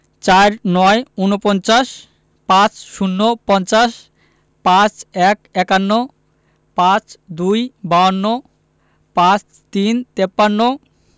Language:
Bangla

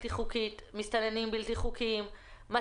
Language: Hebrew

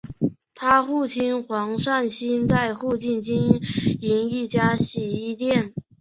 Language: Chinese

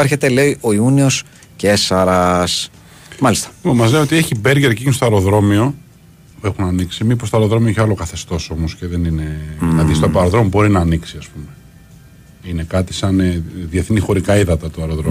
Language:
Greek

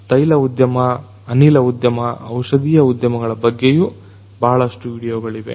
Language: Kannada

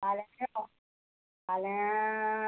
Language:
Konkani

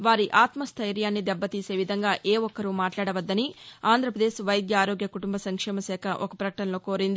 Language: Telugu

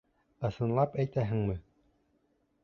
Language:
Bashkir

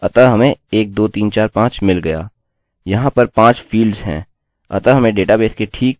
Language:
Hindi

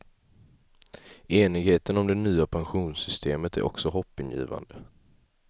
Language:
Swedish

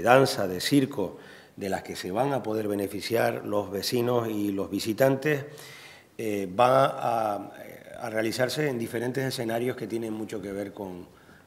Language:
Spanish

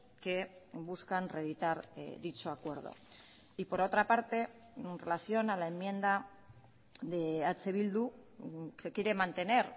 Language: Spanish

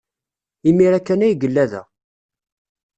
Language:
Kabyle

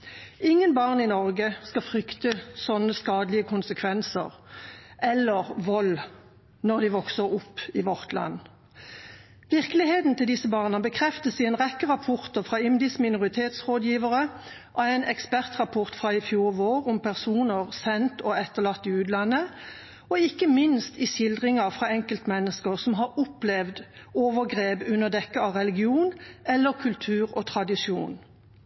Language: Norwegian Bokmål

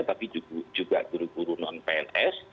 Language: Indonesian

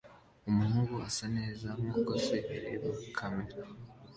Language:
Kinyarwanda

